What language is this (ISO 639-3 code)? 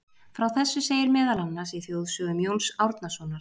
isl